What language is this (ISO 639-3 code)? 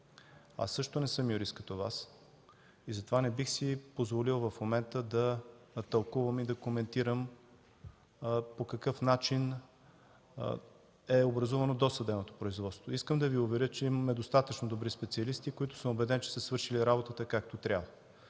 bul